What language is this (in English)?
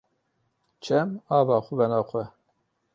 Kurdish